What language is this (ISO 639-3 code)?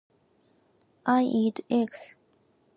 jpn